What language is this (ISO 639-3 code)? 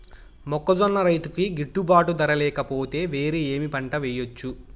tel